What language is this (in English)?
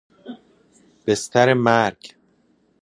Persian